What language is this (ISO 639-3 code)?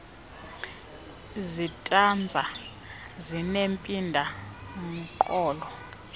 xho